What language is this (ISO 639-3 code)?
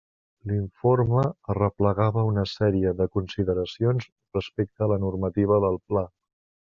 cat